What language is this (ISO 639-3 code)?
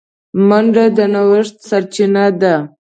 pus